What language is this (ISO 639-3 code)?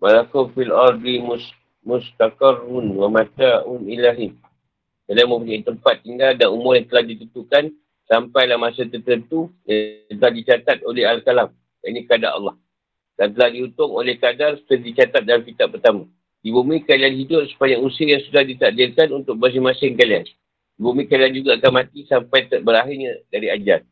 msa